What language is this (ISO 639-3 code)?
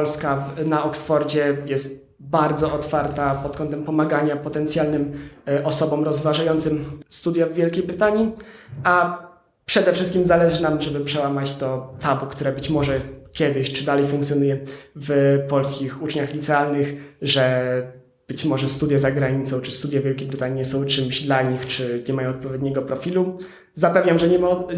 pol